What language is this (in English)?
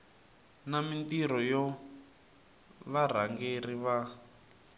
Tsonga